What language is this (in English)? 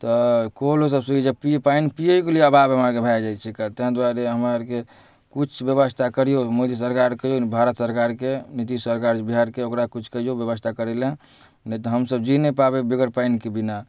Maithili